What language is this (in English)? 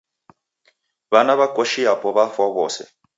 Taita